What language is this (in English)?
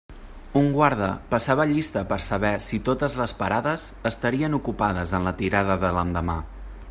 Catalan